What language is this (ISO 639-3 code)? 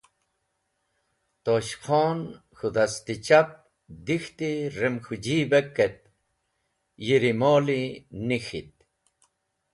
wbl